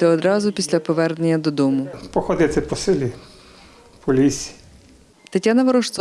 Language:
Ukrainian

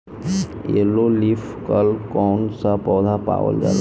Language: Bhojpuri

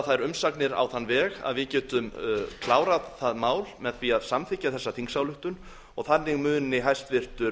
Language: Icelandic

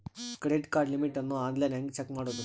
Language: Kannada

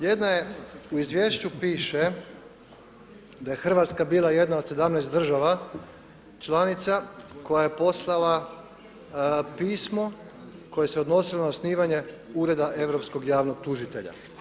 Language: Croatian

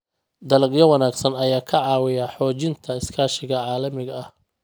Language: Somali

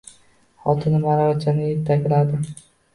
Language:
Uzbek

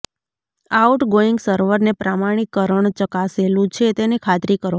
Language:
Gujarati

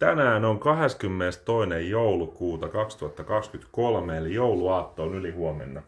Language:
Finnish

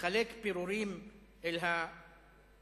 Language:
Hebrew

